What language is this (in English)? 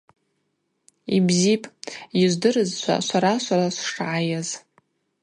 Abaza